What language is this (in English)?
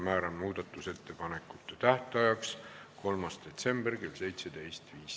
Estonian